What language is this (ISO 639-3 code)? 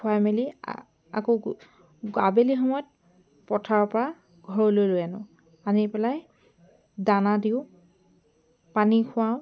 asm